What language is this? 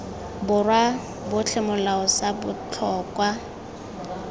Tswana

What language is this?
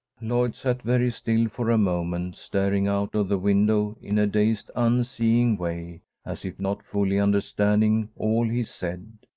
English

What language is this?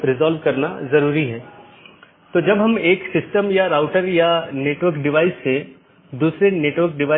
Hindi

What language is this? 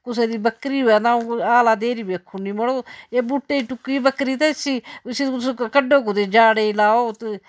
Dogri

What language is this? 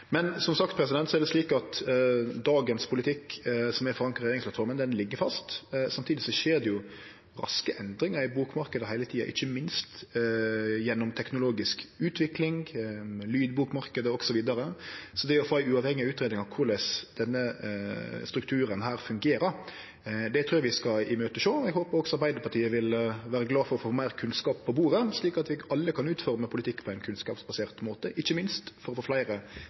Norwegian Nynorsk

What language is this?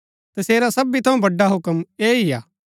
Gaddi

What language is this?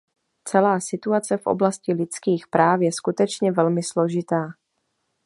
Czech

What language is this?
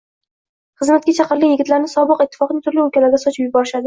Uzbek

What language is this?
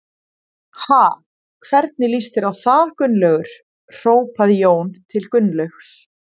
Icelandic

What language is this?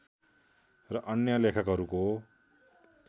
Nepali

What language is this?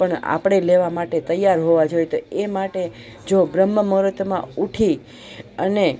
Gujarati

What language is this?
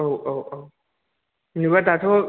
Bodo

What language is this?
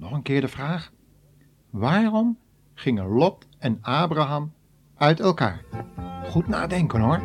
Dutch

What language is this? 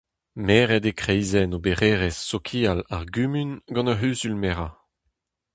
Breton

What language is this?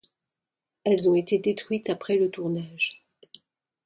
French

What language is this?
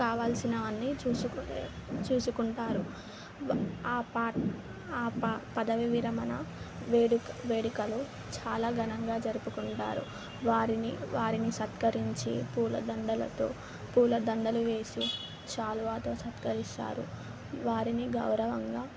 Telugu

